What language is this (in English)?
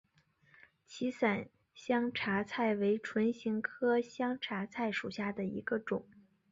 Chinese